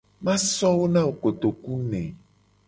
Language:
Gen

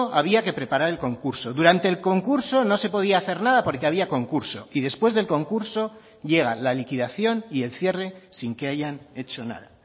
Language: Spanish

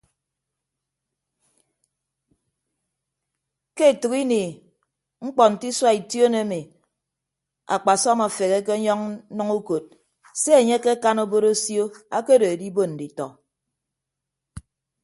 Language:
Ibibio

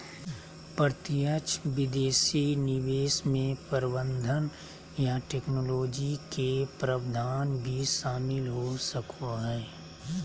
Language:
Magahi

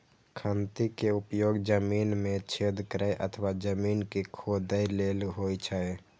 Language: Maithili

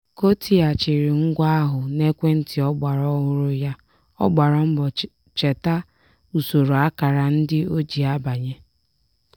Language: Igbo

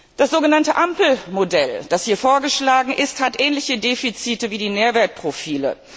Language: German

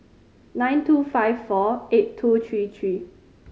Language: English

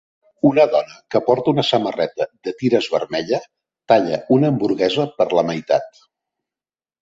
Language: Catalan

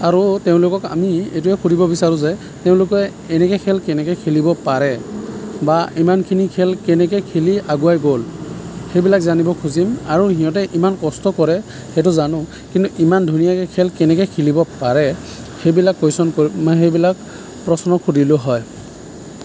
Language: Assamese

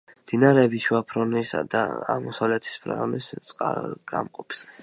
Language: Georgian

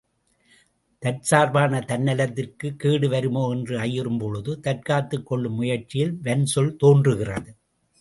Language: Tamil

